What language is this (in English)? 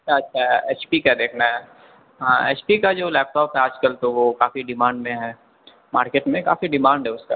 Urdu